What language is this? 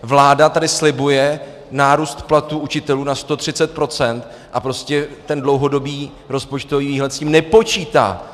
Czech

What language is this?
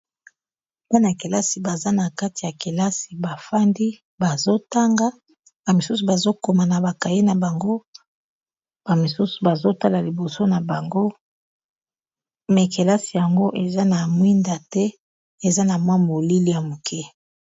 Lingala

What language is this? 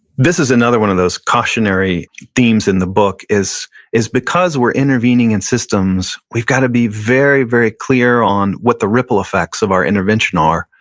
English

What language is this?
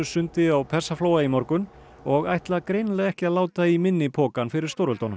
Icelandic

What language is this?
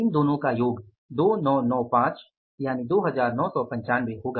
Hindi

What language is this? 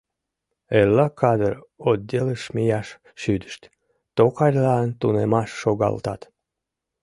Mari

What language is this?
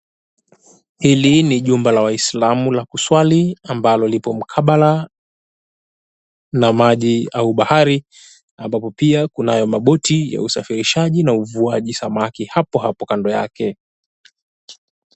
Swahili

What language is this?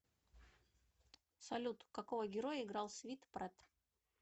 Russian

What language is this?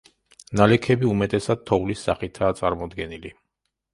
Georgian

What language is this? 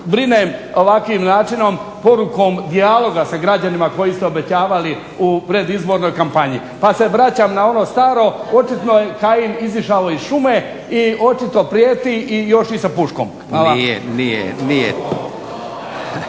Croatian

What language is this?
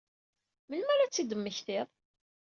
Kabyle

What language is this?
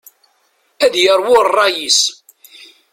Kabyle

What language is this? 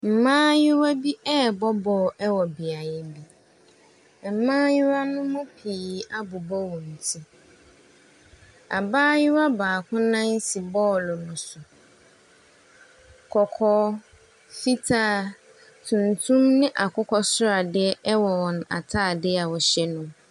Akan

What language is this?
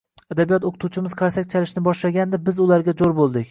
Uzbek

